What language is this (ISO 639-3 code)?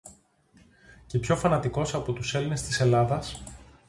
ell